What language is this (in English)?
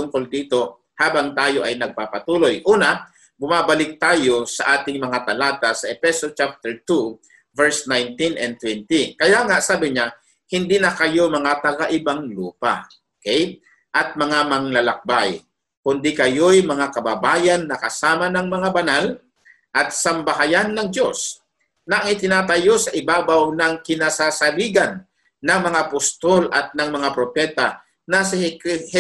Filipino